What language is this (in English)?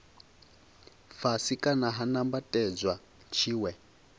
Venda